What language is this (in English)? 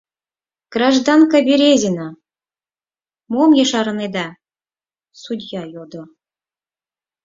Mari